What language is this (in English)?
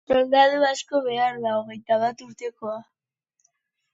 Basque